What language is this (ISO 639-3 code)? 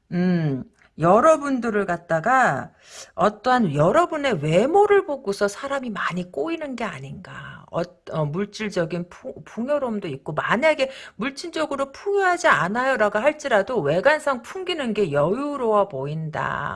kor